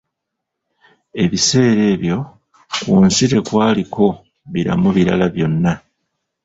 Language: Ganda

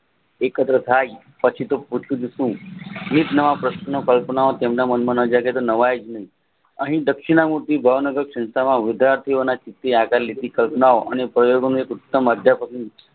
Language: Gujarati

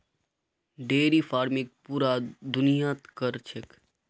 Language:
Magahi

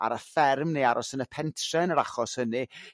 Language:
Welsh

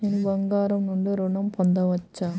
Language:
Telugu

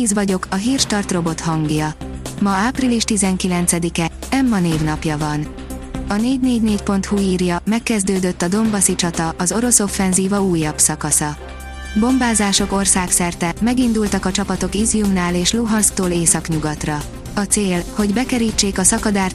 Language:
Hungarian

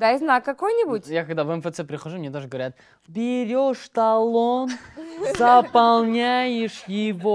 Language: Russian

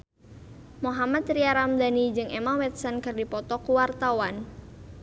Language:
Sundanese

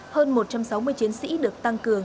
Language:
Vietnamese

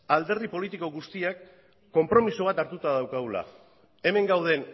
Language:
Basque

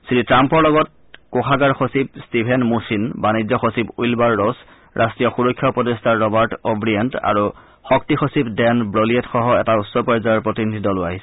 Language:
Assamese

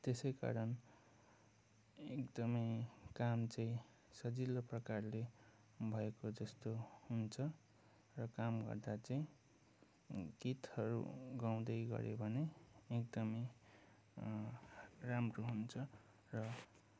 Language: Nepali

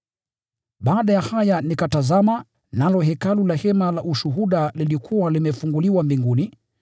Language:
Swahili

